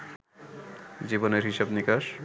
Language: Bangla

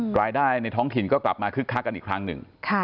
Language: Thai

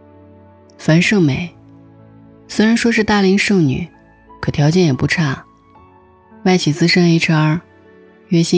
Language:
Chinese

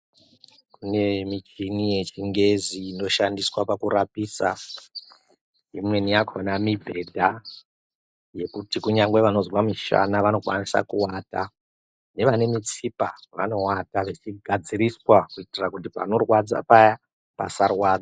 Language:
Ndau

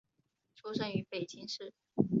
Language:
Chinese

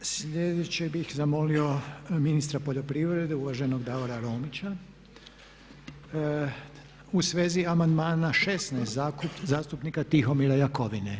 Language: Croatian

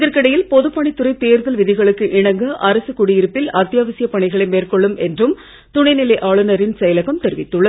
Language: Tamil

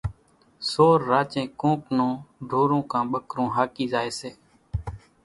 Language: Kachi Koli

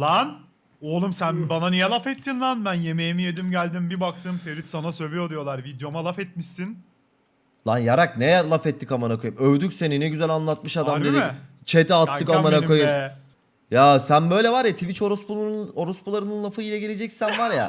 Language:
Turkish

